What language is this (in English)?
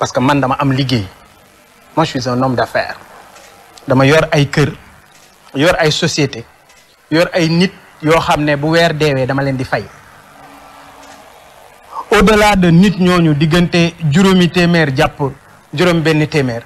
French